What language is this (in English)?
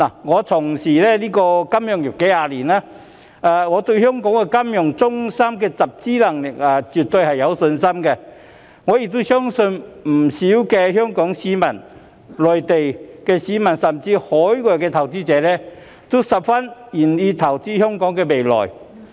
Cantonese